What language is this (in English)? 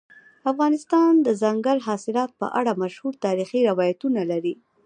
Pashto